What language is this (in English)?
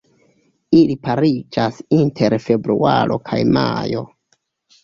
Esperanto